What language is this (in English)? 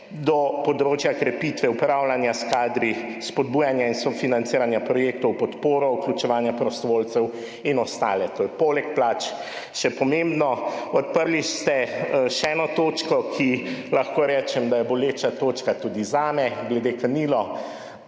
Slovenian